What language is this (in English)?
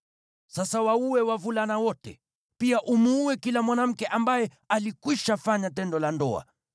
Swahili